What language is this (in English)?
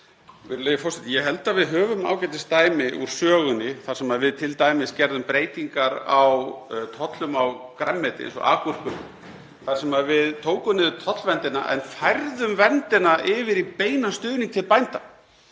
Icelandic